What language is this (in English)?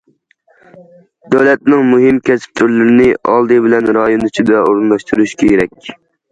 Uyghur